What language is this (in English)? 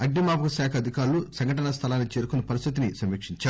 Telugu